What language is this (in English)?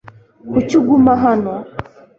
Kinyarwanda